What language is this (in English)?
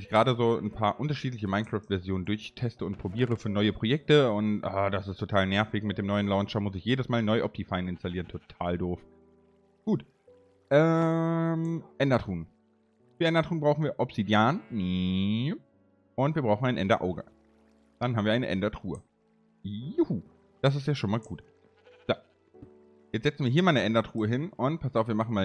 German